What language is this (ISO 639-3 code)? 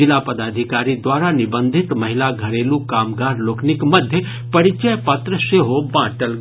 mai